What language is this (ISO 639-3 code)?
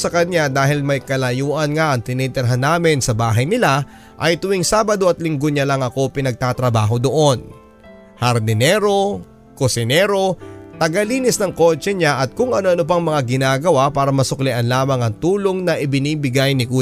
fil